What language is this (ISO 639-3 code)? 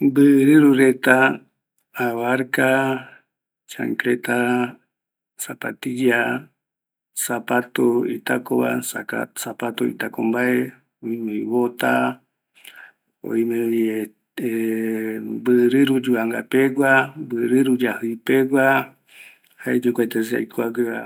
gui